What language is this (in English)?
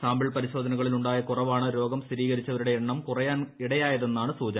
Malayalam